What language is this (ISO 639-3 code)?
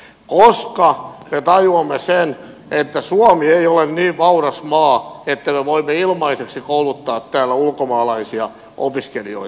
fin